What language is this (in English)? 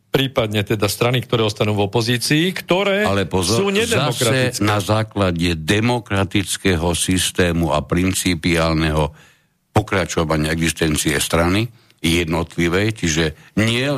Slovak